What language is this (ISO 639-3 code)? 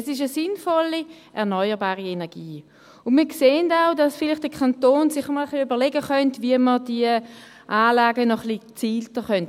gsw